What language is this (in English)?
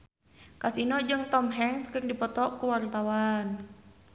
Sundanese